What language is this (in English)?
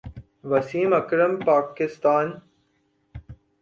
Urdu